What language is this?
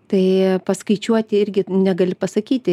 Lithuanian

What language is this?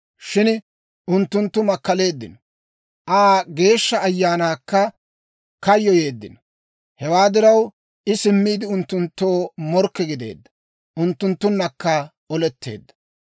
Dawro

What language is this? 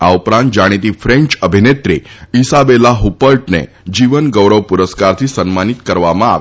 Gujarati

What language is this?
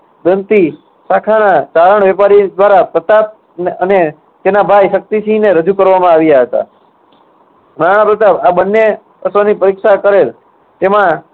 Gujarati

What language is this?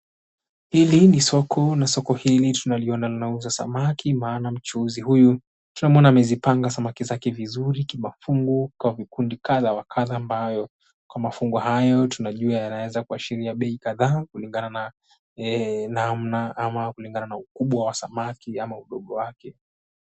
Swahili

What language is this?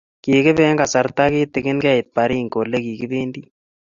Kalenjin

